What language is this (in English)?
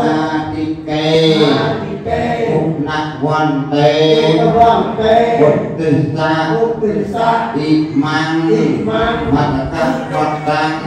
Vietnamese